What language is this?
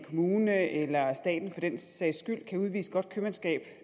Danish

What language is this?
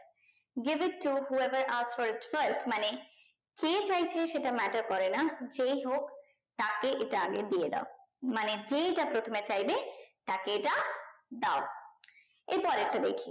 Bangla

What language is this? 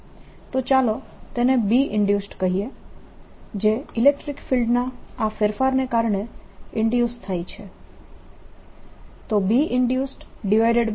Gujarati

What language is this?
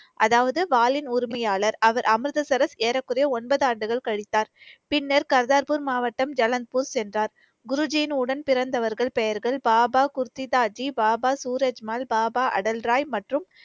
Tamil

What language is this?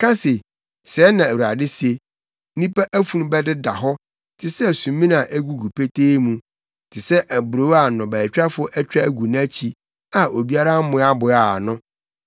Akan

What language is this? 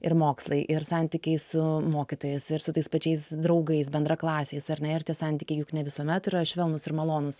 Lithuanian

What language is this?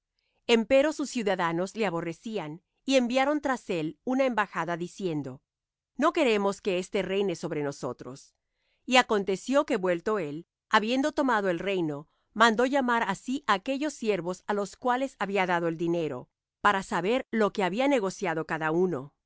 Spanish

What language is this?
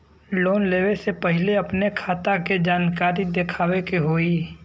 Bhojpuri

